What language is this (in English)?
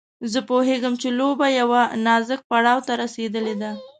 Pashto